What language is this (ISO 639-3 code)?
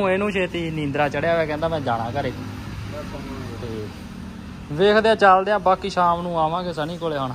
hin